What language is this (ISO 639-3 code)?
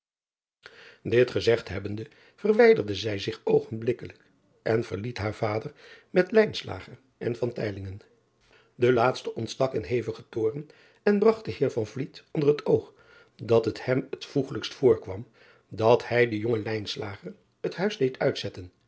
nld